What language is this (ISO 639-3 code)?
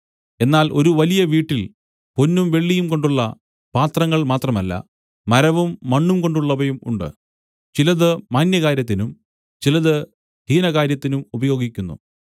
mal